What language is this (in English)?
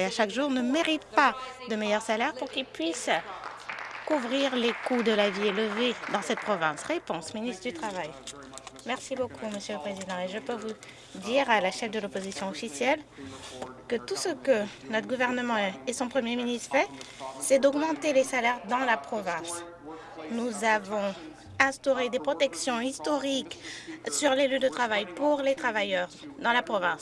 French